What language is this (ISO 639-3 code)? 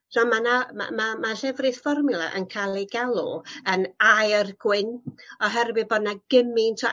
cym